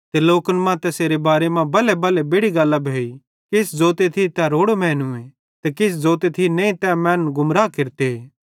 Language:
Bhadrawahi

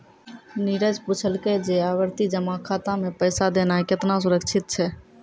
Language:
Maithili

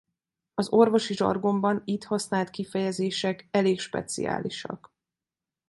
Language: Hungarian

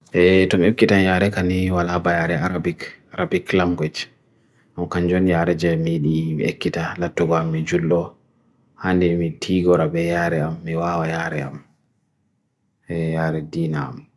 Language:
Bagirmi Fulfulde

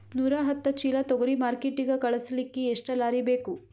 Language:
Kannada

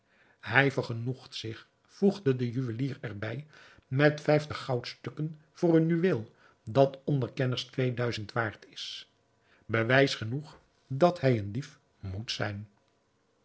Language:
Dutch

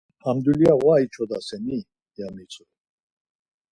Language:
Laz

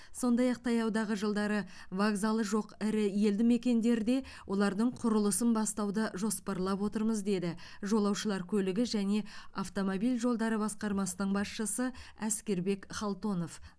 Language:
Kazakh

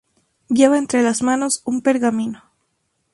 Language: Spanish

